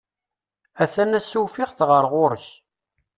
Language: Kabyle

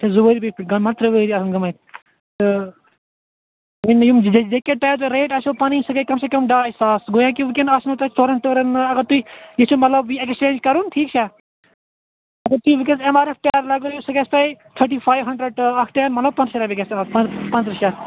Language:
Kashmiri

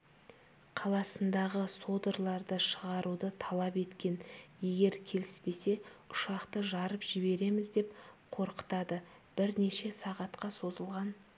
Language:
Kazakh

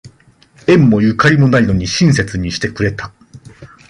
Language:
Japanese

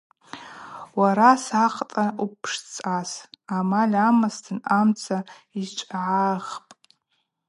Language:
Abaza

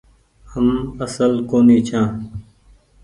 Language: Goaria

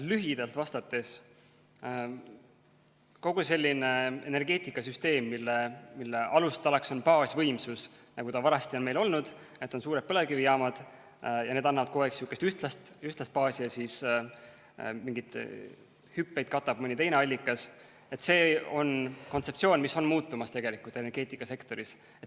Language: Estonian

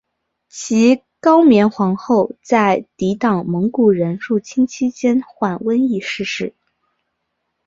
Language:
Chinese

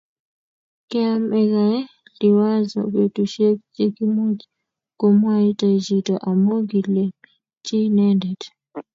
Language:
Kalenjin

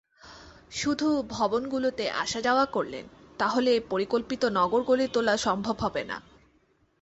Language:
Bangla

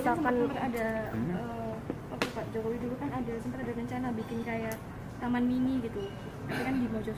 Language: Indonesian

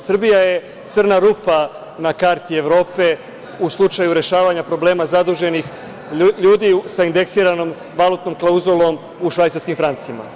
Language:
Serbian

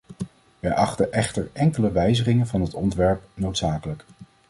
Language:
Dutch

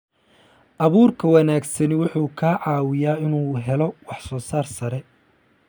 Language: Somali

